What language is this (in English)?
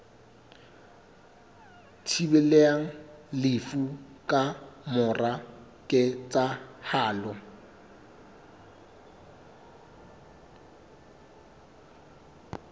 Southern Sotho